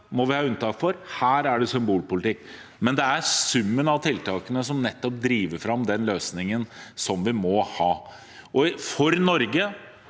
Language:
Norwegian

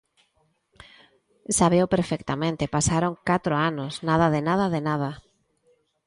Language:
Galician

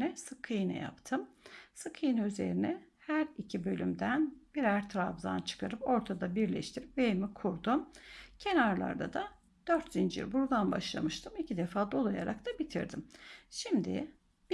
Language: Turkish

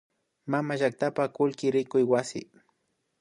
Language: Imbabura Highland Quichua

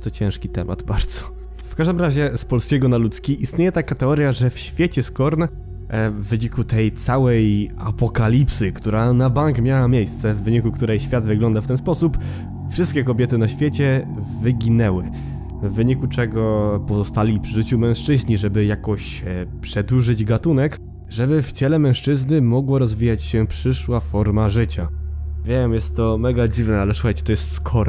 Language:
Polish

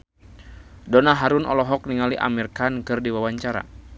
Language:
Sundanese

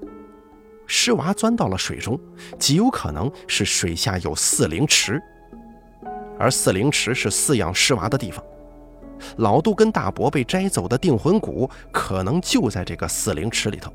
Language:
Chinese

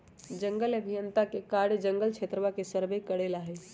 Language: Magahi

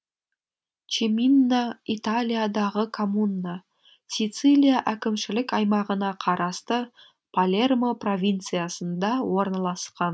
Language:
Kazakh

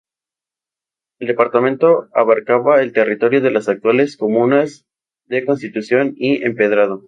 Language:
Spanish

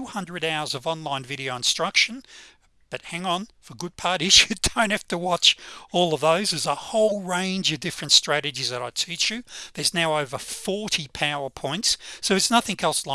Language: English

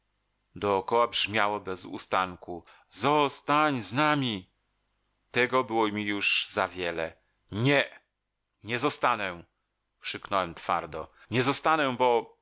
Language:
Polish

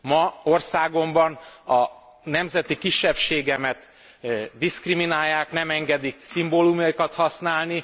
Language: Hungarian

